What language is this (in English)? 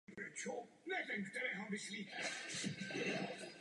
Czech